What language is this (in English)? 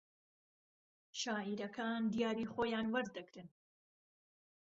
Central Kurdish